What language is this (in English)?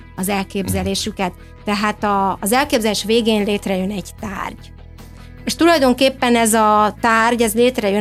Hungarian